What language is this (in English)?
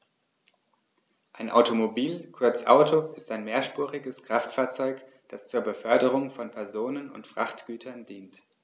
German